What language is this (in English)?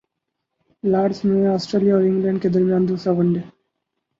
Urdu